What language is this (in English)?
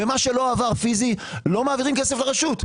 Hebrew